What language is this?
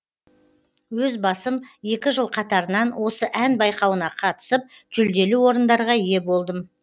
Kazakh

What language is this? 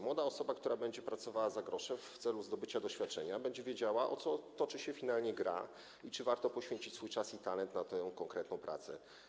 Polish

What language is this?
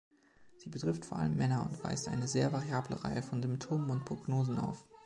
German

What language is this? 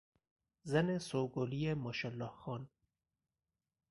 Persian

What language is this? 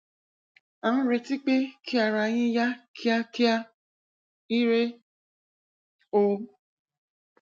Yoruba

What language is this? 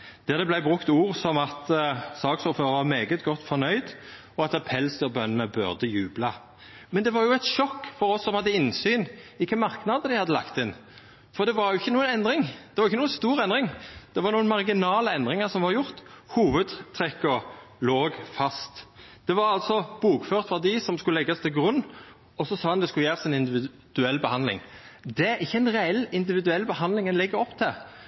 Norwegian Nynorsk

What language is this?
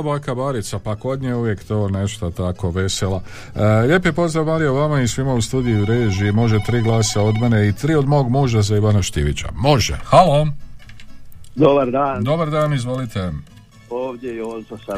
Croatian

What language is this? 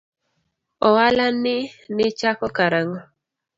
Luo (Kenya and Tanzania)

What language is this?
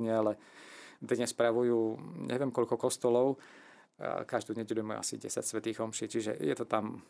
Slovak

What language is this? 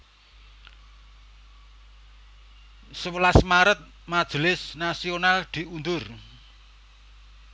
Javanese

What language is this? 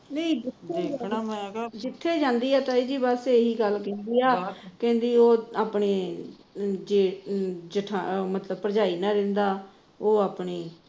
Punjabi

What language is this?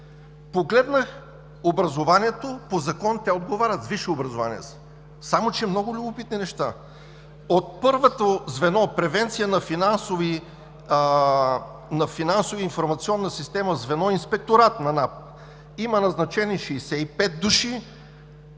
Bulgarian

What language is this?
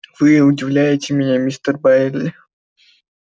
Russian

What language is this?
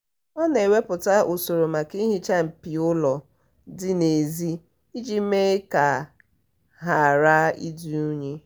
Igbo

